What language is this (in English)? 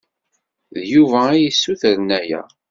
Kabyle